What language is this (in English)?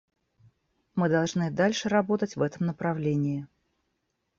Russian